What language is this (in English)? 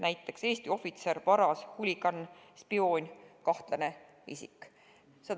Estonian